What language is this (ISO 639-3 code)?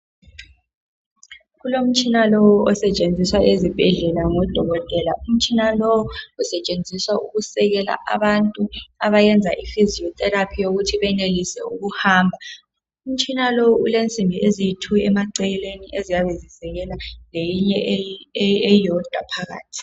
nde